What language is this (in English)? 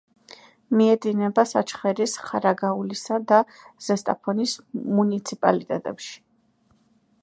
Georgian